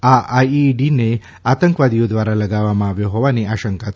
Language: Gujarati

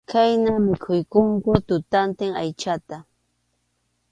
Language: Arequipa-La Unión Quechua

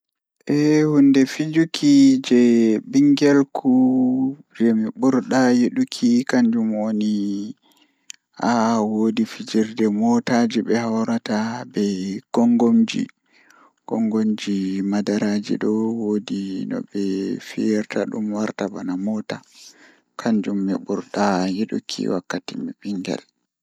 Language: Fula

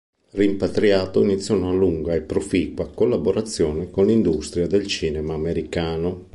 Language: Italian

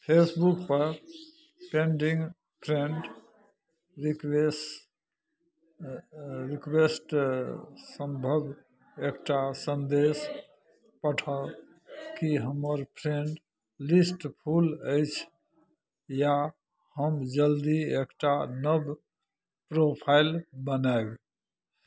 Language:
Maithili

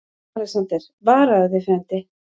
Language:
Icelandic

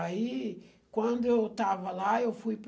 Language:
Portuguese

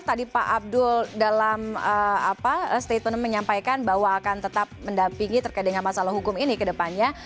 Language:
Indonesian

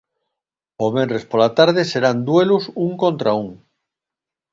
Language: Galician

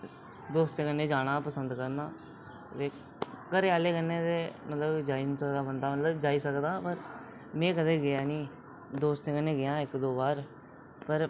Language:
Dogri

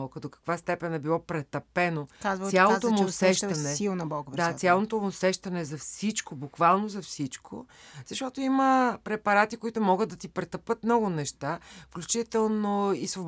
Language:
Bulgarian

